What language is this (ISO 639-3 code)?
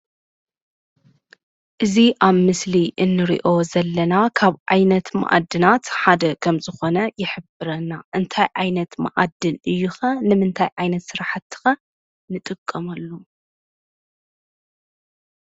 tir